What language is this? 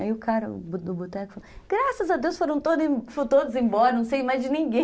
Portuguese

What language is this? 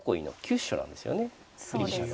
Japanese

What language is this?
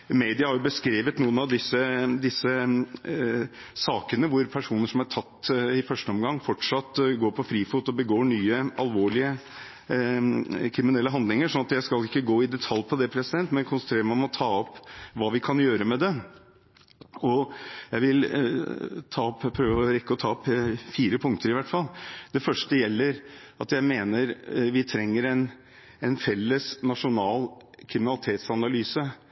Norwegian Bokmål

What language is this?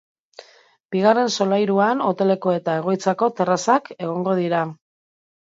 Basque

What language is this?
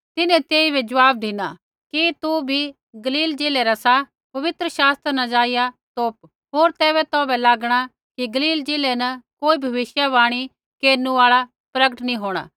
Kullu Pahari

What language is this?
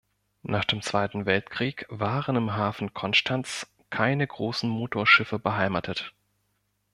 German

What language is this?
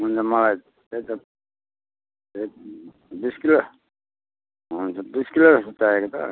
Nepali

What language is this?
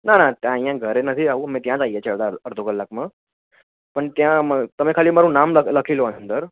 Gujarati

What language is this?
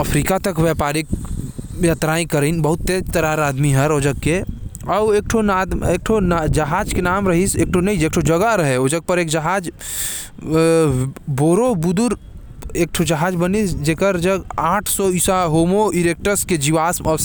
Korwa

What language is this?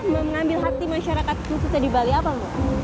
Indonesian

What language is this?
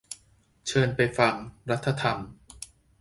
Thai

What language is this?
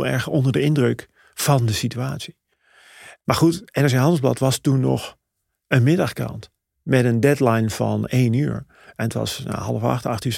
Dutch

